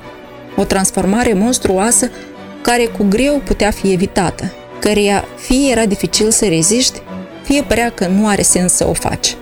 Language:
Romanian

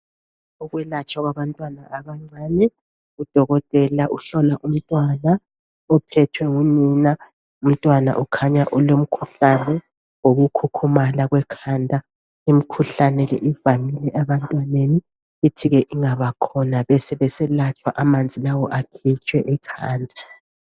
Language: North Ndebele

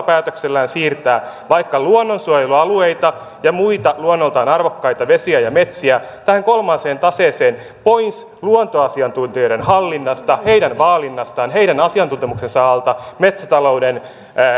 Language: Finnish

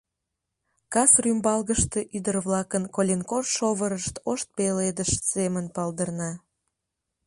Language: Mari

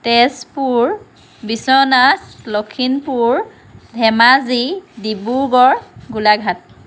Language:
Assamese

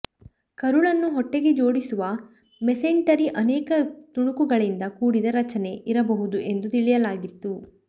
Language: Kannada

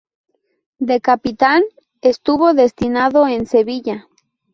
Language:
Spanish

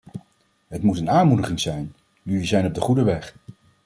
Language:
Dutch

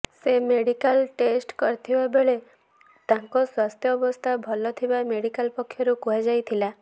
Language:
Odia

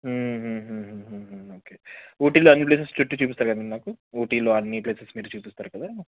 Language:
Telugu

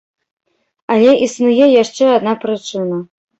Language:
Belarusian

